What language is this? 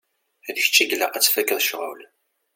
Kabyle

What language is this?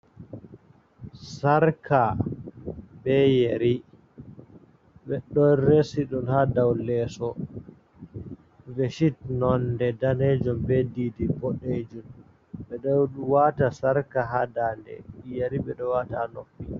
Fula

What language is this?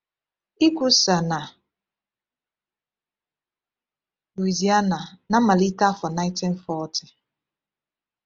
Igbo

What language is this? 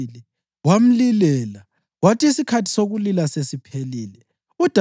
North Ndebele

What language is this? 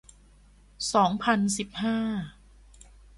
Thai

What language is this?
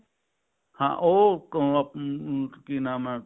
Punjabi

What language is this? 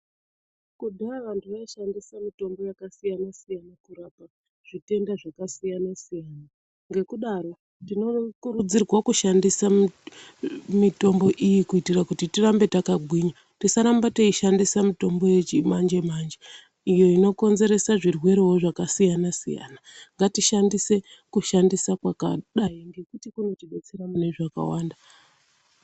Ndau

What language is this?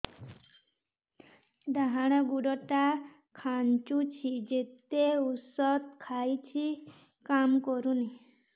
Odia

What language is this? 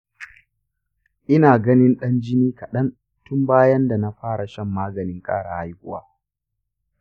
Hausa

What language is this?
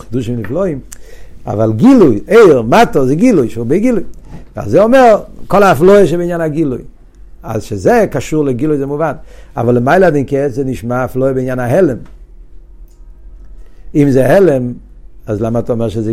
Hebrew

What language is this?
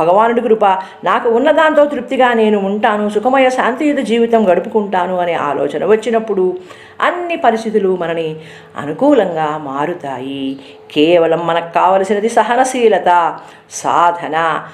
Telugu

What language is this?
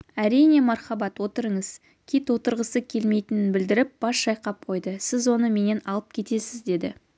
Kazakh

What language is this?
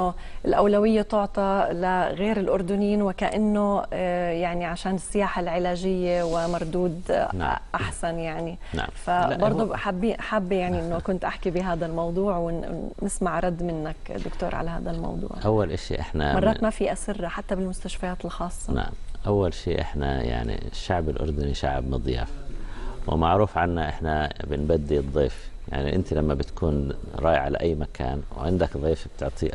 Arabic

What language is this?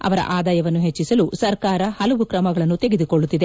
Kannada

